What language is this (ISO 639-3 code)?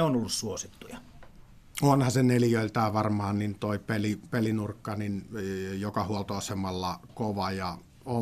fin